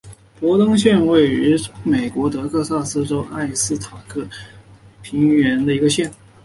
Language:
Chinese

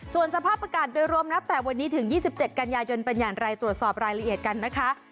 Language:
Thai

